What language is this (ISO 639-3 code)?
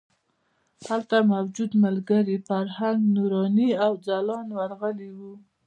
pus